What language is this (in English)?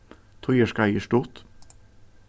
Faroese